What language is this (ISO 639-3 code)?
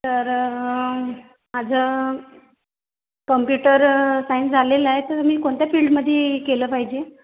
mar